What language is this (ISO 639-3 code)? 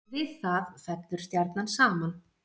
isl